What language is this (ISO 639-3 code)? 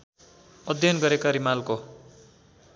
nep